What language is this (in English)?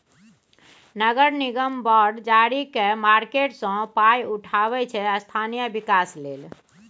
Maithili